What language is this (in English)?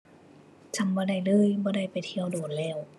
Thai